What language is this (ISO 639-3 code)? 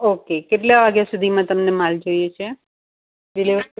guj